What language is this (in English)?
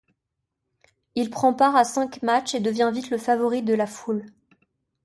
French